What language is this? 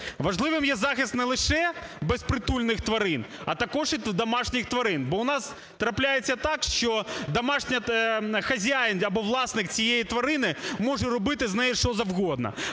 Ukrainian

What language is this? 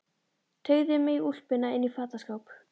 Icelandic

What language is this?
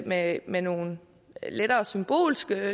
Danish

